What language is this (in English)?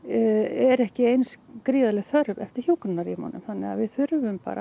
Icelandic